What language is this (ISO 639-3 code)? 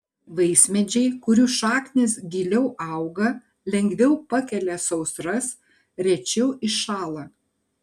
lit